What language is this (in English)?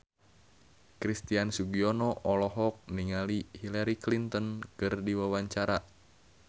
Sundanese